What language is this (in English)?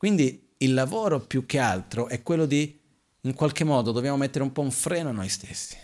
Italian